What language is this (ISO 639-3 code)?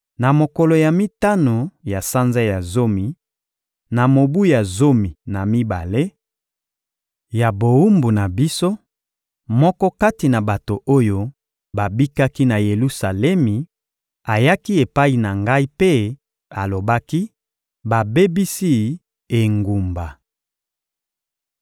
lin